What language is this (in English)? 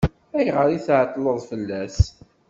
Kabyle